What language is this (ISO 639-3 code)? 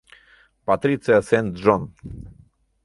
chm